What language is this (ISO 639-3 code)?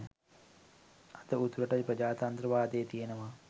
sin